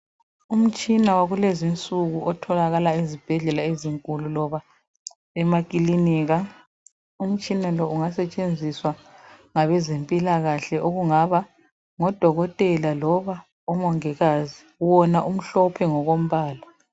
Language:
North Ndebele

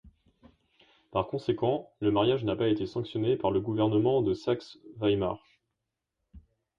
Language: French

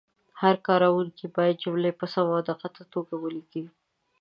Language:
Pashto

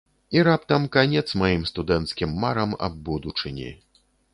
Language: Belarusian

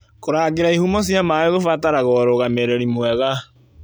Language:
Kikuyu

